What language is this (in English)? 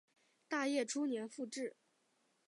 Chinese